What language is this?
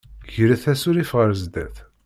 Kabyle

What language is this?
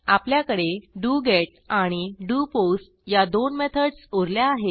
Marathi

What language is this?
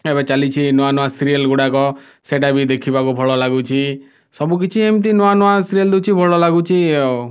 Odia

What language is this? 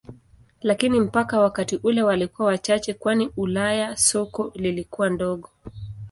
Swahili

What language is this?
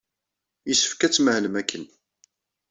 Kabyle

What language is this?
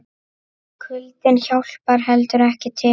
Icelandic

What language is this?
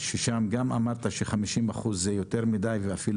Hebrew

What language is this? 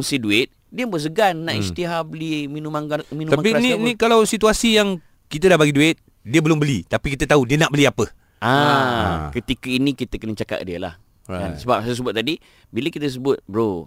Malay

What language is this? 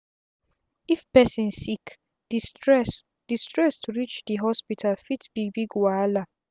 Nigerian Pidgin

